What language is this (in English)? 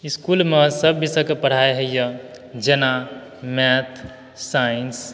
Maithili